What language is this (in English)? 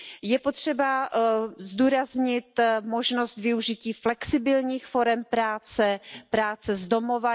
Czech